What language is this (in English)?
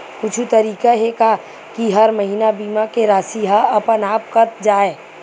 Chhattisgarhi